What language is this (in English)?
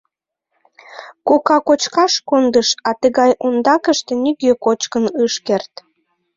Mari